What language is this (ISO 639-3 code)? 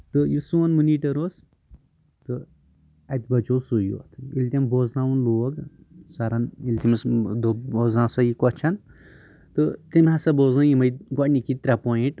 kas